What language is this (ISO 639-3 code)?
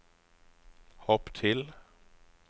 nor